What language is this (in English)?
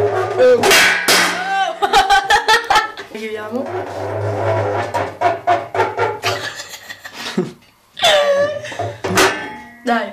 Italian